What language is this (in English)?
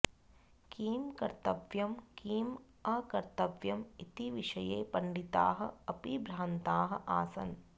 Sanskrit